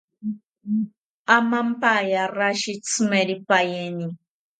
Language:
South Ucayali Ashéninka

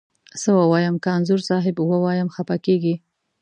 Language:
Pashto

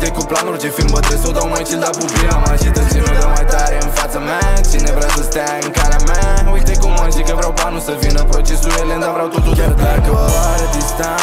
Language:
Romanian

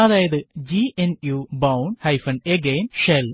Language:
Malayalam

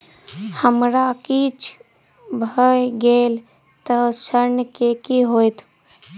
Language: Maithili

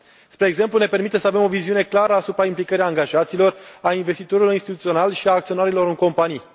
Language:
Romanian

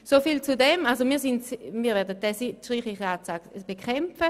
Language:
Swiss German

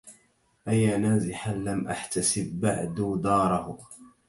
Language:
Arabic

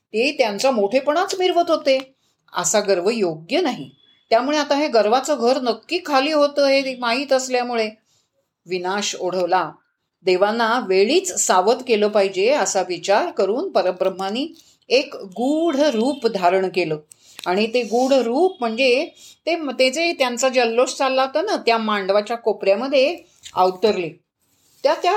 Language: Marathi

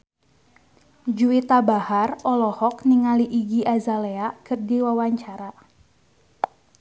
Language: Sundanese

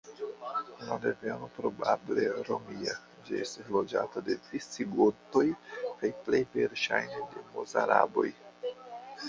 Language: Esperanto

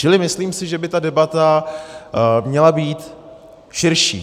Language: Czech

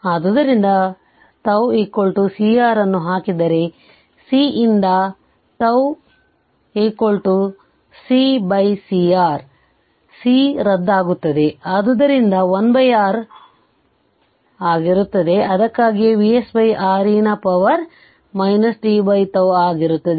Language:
Kannada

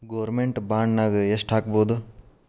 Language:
Kannada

